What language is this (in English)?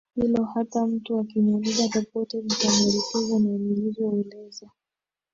Swahili